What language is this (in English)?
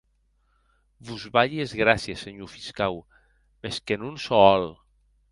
Occitan